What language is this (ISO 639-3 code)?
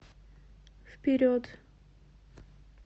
rus